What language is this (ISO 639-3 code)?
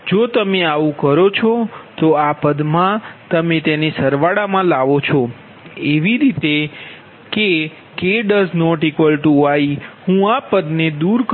guj